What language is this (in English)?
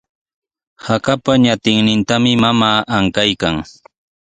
Sihuas Ancash Quechua